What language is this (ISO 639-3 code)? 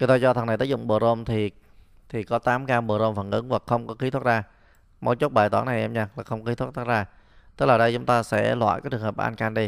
vie